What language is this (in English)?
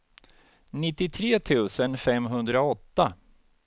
Swedish